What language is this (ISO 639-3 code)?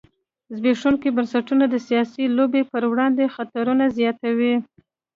pus